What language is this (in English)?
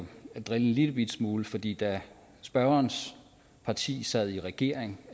Danish